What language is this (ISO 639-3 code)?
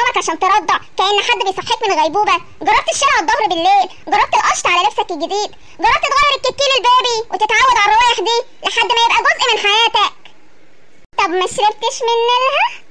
ara